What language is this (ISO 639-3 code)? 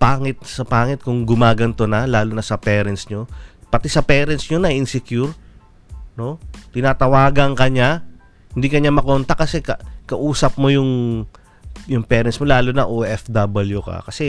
fil